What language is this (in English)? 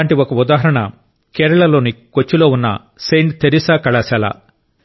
Telugu